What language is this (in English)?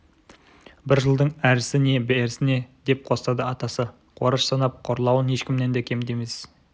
Kazakh